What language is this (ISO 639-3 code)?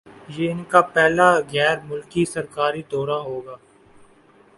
urd